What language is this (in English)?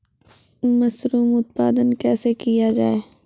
Maithili